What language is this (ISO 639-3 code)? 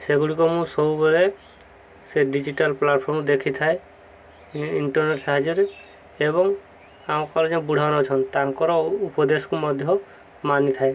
ori